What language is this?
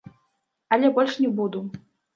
Belarusian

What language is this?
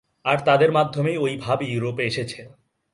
Bangla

